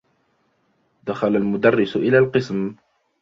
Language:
Arabic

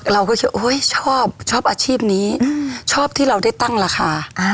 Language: Thai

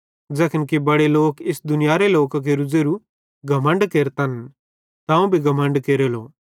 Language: Bhadrawahi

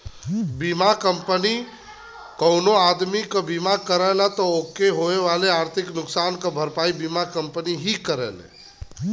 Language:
Bhojpuri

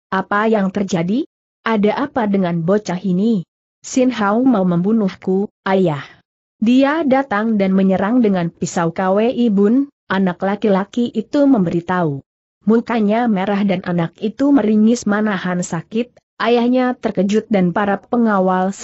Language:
Indonesian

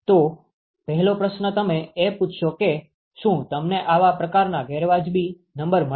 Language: Gujarati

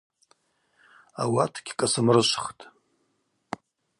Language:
Abaza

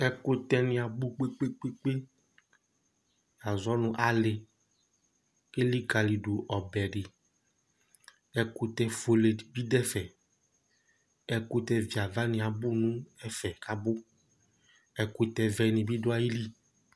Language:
Ikposo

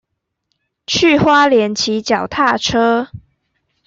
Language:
Chinese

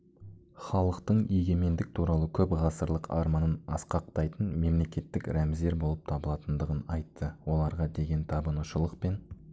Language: Kazakh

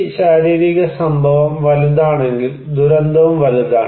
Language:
Malayalam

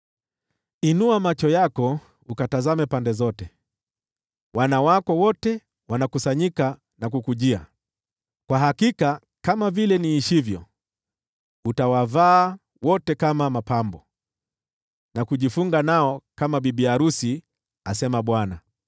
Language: Swahili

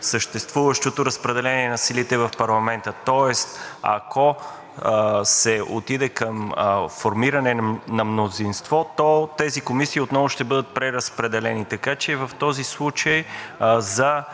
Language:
Bulgarian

